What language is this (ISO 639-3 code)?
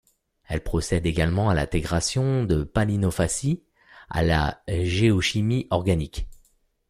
fra